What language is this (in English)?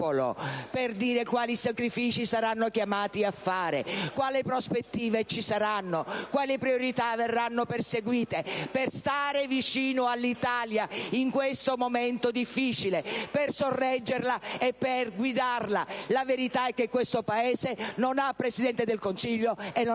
Italian